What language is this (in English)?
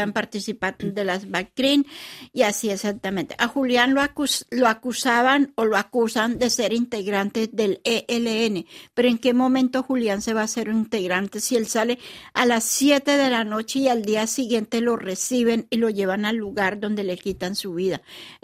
Spanish